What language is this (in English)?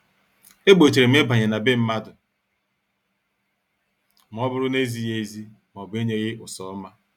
Igbo